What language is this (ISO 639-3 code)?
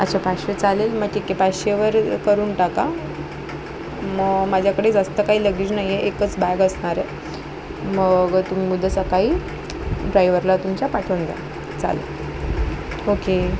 mar